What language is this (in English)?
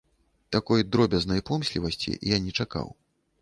Belarusian